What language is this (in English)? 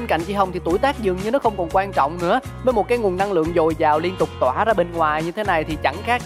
Vietnamese